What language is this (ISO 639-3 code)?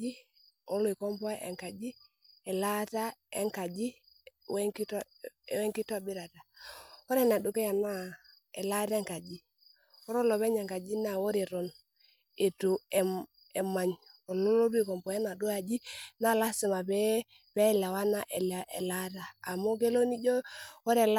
mas